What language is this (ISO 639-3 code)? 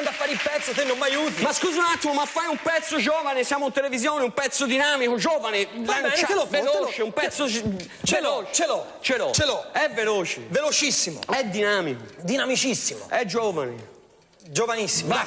ita